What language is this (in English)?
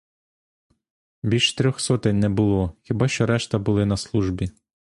Ukrainian